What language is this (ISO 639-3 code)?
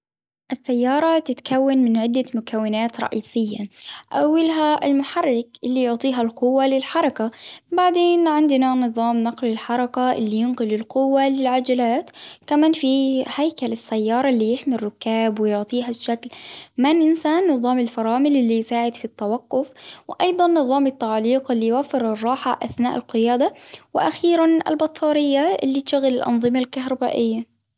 acw